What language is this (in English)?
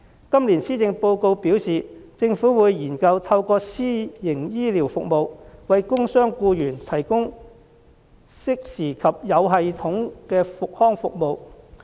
Cantonese